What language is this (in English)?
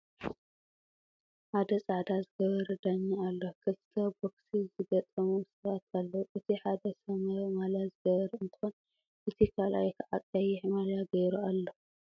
Tigrinya